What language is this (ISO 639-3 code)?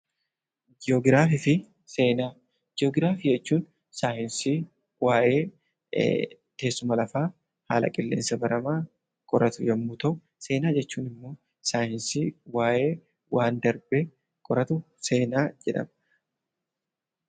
orm